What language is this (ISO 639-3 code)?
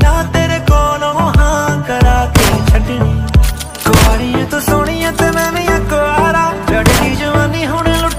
ron